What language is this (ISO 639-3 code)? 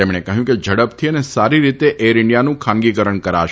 guj